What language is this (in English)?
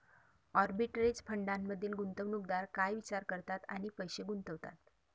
Marathi